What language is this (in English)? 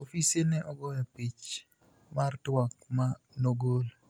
Luo (Kenya and Tanzania)